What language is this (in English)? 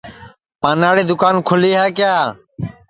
Sansi